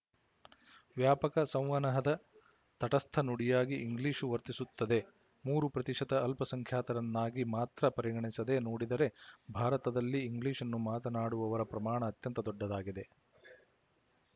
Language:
Kannada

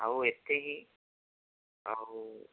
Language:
Odia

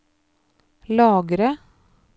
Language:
Norwegian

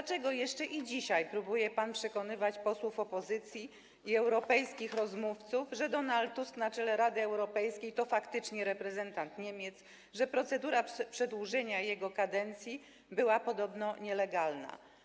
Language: Polish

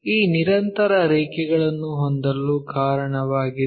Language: Kannada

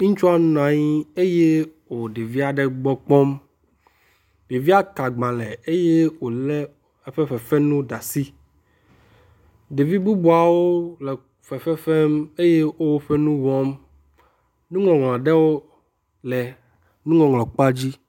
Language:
Ewe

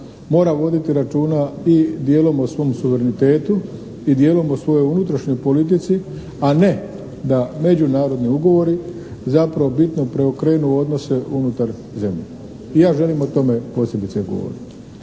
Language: Croatian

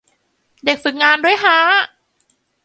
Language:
Thai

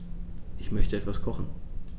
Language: German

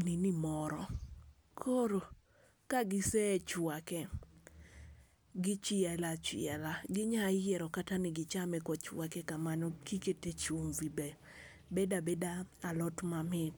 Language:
Luo (Kenya and Tanzania)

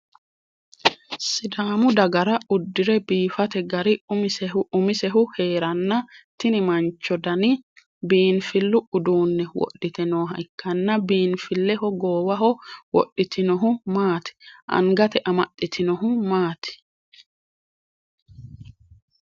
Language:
Sidamo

